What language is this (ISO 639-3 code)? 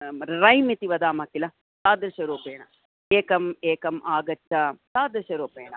san